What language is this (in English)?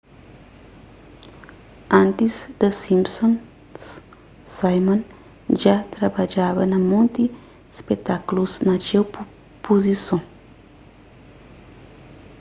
Kabuverdianu